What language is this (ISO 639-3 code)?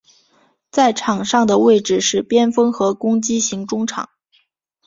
zho